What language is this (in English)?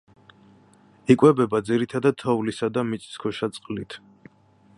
Georgian